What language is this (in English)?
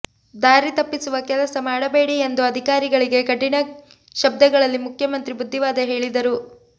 Kannada